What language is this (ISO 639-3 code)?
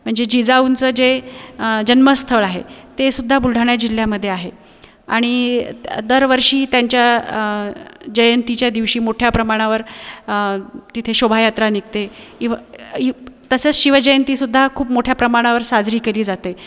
mar